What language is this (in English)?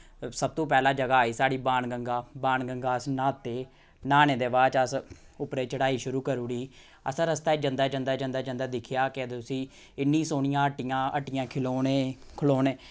Dogri